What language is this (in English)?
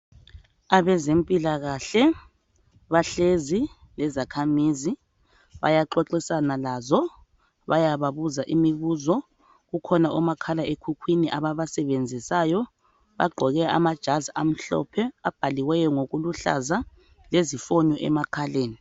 North Ndebele